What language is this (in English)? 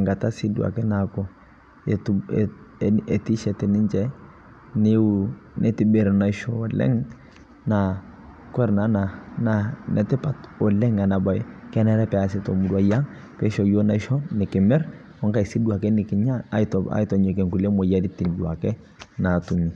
Masai